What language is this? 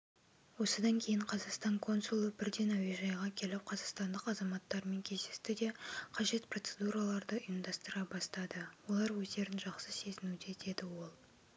Kazakh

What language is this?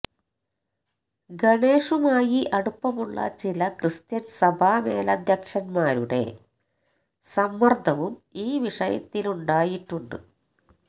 Malayalam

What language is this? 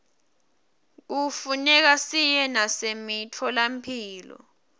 Swati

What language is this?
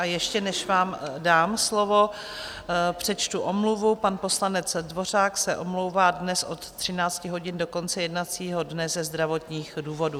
Czech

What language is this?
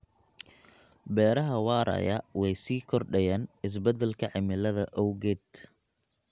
Somali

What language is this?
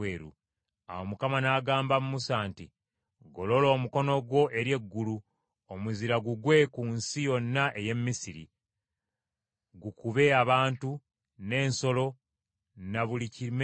Ganda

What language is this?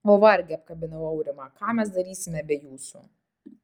Lithuanian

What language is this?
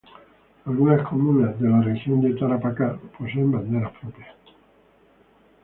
Spanish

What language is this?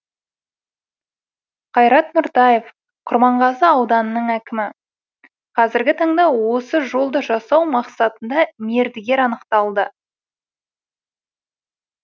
Kazakh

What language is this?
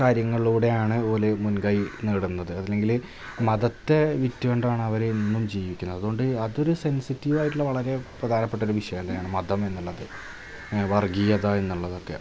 Malayalam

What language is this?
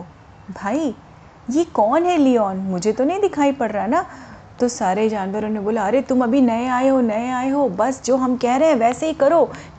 Hindi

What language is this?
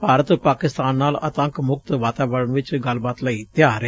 Punjabi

